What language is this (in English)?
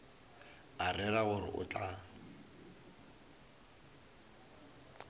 Northern Sotho